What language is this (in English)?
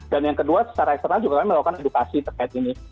Indonesian